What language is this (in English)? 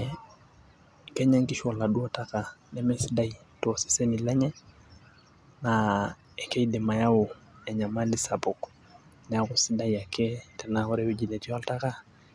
Masai